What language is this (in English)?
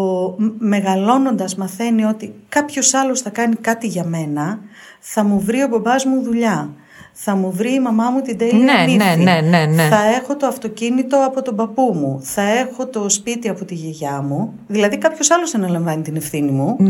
Greek